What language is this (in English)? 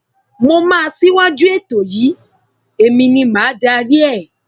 Yoruba